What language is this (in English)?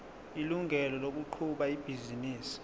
Zulu